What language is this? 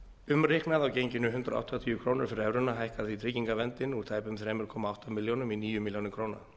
Icelandic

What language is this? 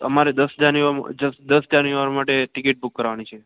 Gujarati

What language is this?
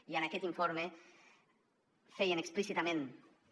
Catalan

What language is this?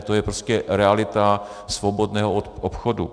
Czech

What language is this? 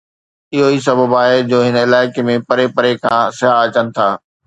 Sindhi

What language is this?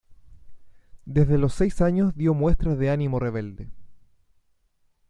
Spanish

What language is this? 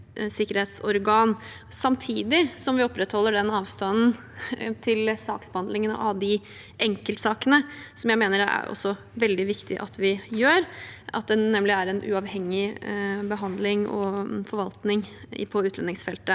Norwegian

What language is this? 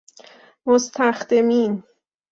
Persian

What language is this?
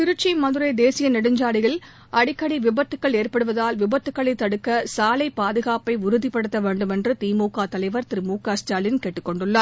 Tamil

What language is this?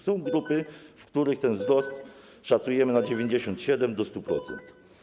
Polish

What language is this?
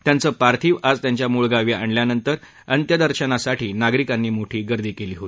Marathi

